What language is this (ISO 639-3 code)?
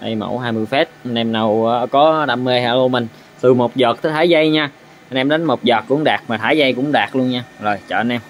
vie